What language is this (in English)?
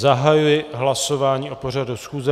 Czech